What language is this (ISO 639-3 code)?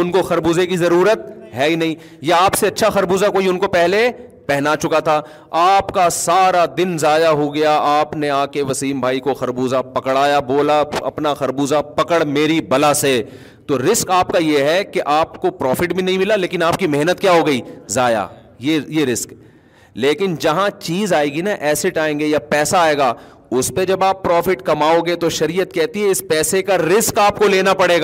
urd